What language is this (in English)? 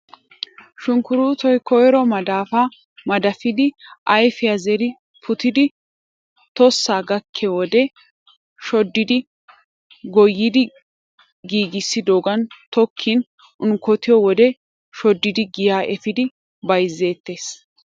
Wolaytta